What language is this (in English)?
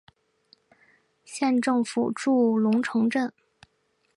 Chinese